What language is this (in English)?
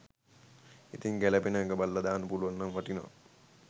Sinhala